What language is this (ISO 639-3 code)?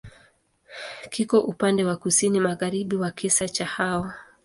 swa